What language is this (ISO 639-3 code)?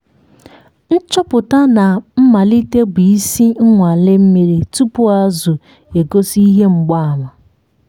ibo